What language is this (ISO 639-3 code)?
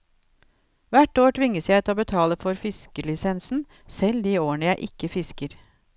nor